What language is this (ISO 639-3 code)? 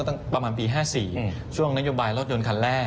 tha